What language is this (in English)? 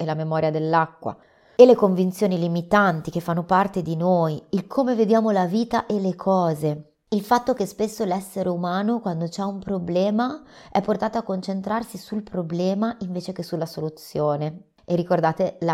Italian